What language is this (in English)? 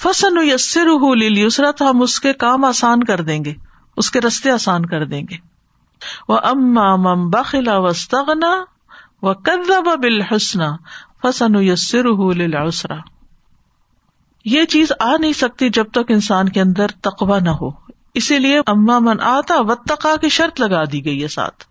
Urdu